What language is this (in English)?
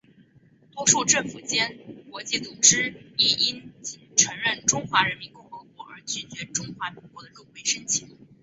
Chinese